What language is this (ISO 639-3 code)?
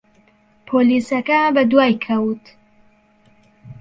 ckb